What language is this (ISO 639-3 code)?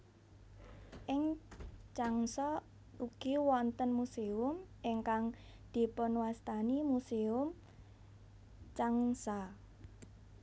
jav